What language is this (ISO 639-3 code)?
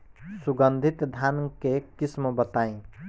bho